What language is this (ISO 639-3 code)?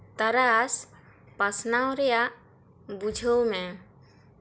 sat